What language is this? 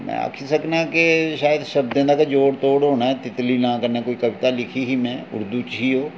Dogri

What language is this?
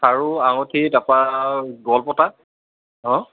Assamese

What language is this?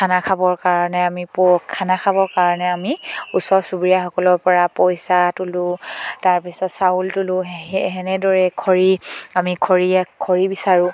Assamese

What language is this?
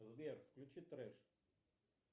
Russian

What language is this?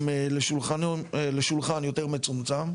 Hebrew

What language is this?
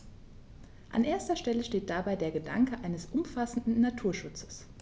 German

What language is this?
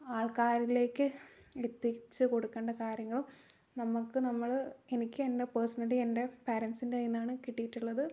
Malayalam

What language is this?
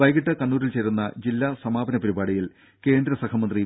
Malayalam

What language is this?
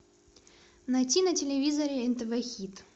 Russian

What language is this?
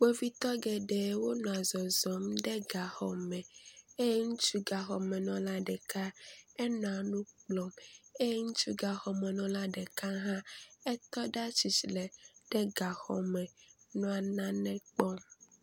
Ewe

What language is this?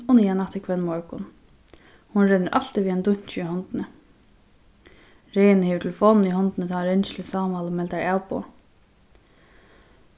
Faroese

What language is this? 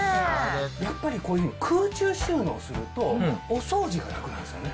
Japanese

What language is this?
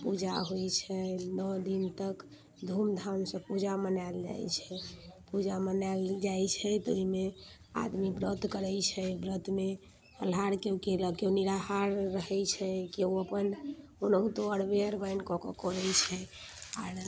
Maithili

